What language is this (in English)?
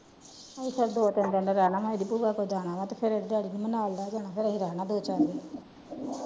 Punjabi